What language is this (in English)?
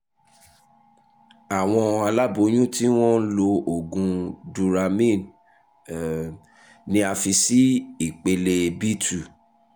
Yoruba